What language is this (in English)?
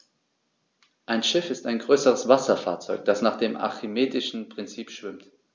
German